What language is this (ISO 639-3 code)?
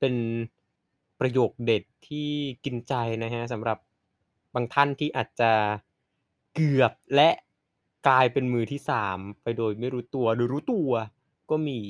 tha